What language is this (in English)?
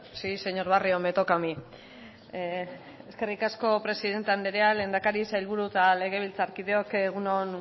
Basque